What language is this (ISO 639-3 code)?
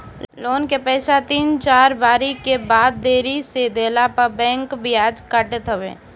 bho